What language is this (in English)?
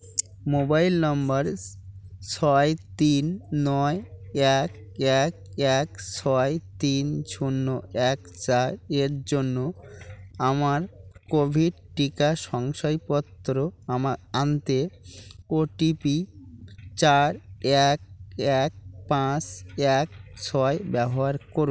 Bangla